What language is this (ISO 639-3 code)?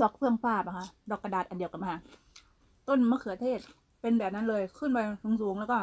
tha